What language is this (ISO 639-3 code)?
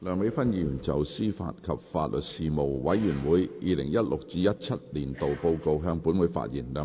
yue